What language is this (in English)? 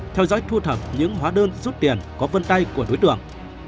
Vietnamese